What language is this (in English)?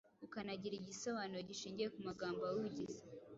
Kinyarwanda